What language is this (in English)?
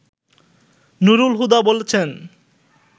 Bangla